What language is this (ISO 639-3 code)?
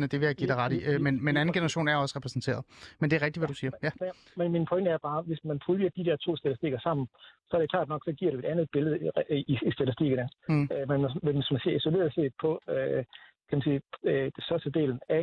dan